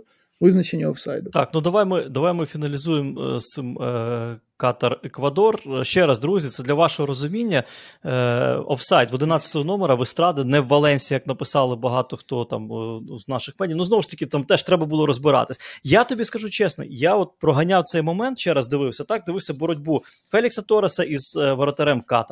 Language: Ukrainian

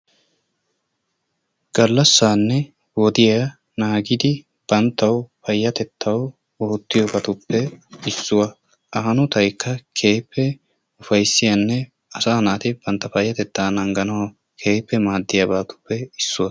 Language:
Wolaytta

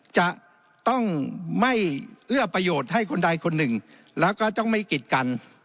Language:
Thai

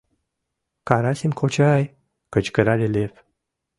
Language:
Mari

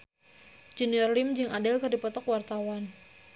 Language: Sundanese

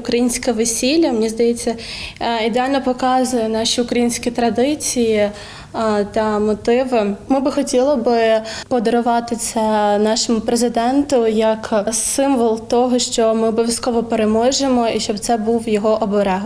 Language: Ukrainian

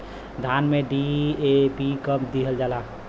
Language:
Bhojpuri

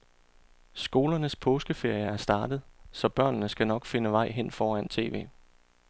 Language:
Danish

